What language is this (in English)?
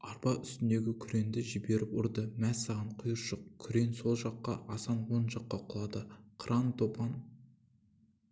Kazakh